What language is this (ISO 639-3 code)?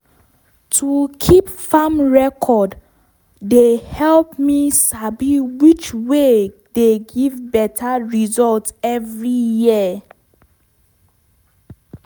pcm